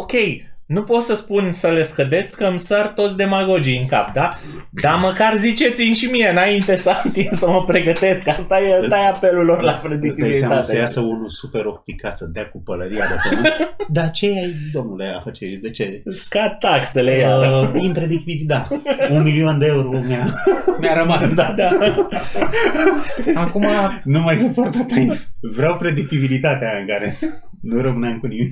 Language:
Romanian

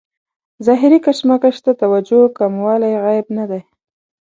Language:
Pashto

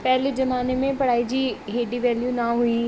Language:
Sindhi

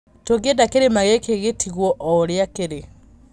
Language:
Kikuyu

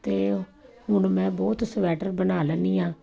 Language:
Punjabi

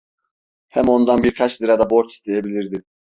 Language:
Turkish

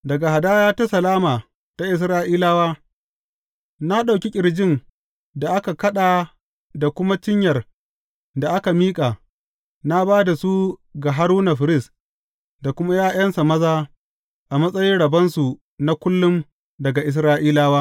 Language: Hausa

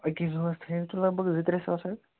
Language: Kashmiri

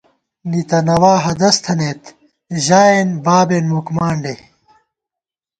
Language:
Gawar-Bati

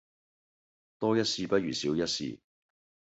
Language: Cantonese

